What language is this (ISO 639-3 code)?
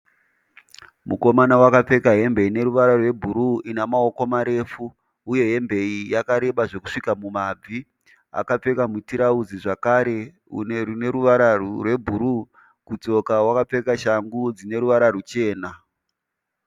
sna